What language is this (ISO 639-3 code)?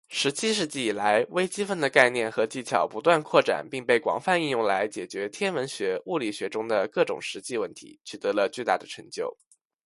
zho